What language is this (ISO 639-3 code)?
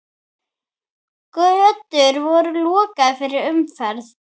isl